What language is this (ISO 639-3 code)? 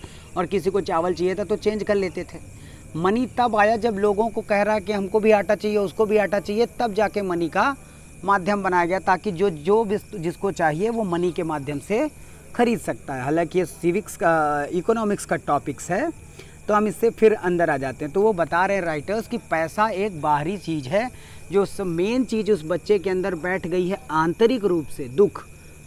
hin